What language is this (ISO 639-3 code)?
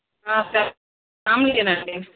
tel